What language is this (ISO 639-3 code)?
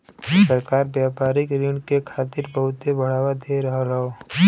bho